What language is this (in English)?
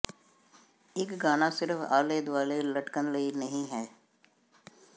Punjabi